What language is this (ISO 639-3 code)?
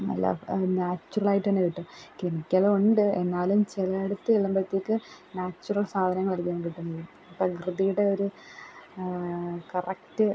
mal